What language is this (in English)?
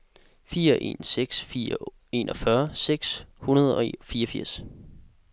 Danish